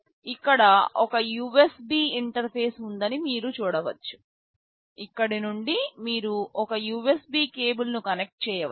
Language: Telugu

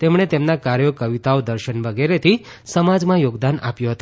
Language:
Gujarati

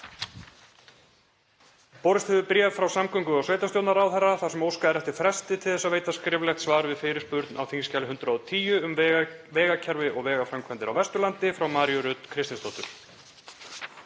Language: Icelandic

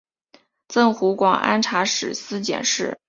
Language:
Chinese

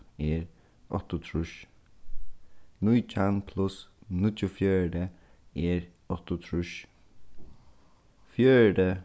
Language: Faroese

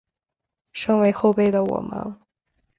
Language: Chinese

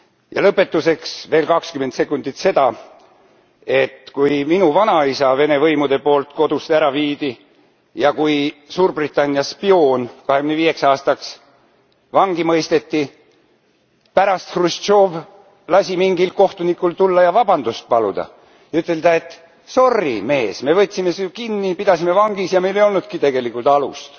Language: Estonian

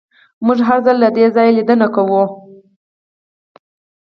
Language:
Pashto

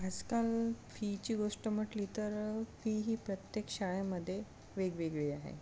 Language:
Marathi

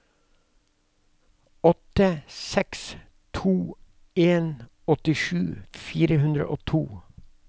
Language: Norwegian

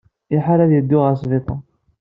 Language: Kabyle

